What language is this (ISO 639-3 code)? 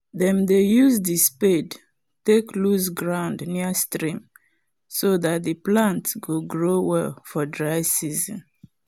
pcm